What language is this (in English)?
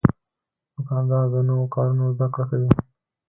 Pashto